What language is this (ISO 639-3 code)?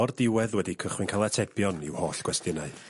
cym